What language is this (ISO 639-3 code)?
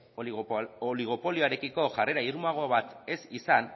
eus